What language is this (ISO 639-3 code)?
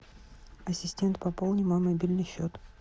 rus